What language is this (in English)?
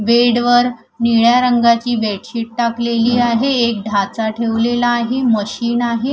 Marathi